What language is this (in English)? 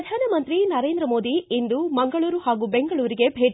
Kannada